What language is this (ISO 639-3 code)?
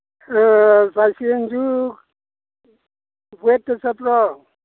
mni